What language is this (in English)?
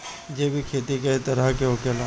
Bhojpuri